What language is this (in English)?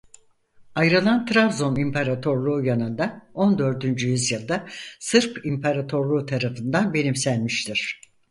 Turkish